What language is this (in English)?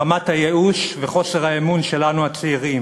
Hebrew